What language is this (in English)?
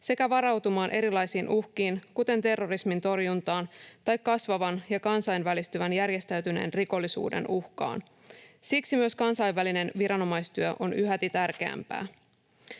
Finnish